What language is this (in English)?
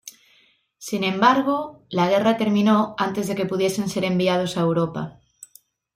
Spanish